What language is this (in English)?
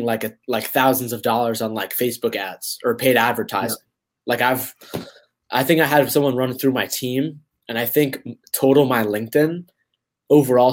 English